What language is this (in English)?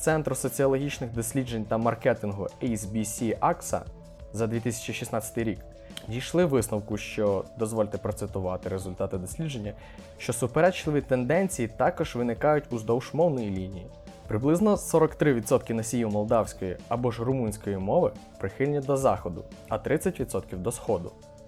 Ukrainian